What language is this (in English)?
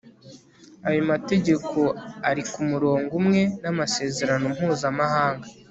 Kinyarwanda